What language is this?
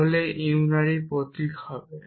Bangla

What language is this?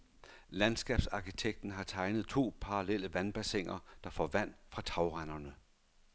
Danish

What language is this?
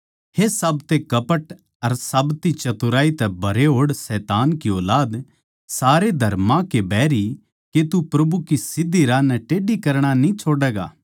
Haryanvi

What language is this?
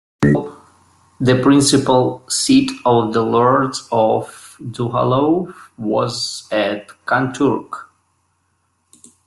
English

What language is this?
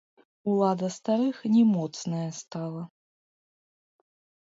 Belarusian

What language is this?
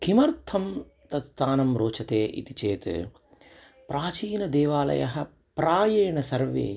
Sanskrit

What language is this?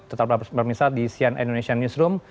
Indonesian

